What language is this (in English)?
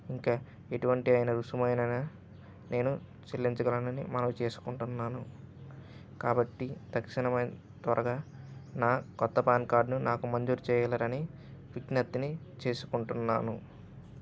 Telugu